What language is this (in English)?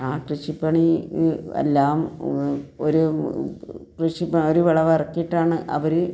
Malayalam